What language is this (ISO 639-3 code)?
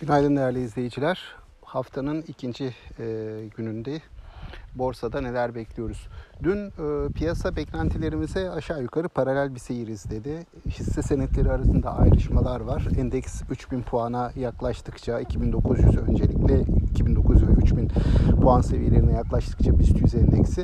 tur